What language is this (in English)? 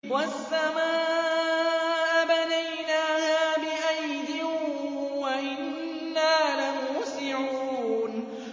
Arabic